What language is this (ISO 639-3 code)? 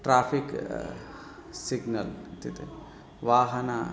san